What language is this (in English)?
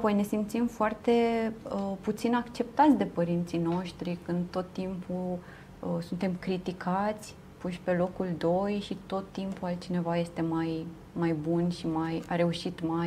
Romanian